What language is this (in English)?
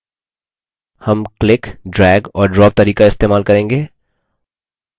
Hindi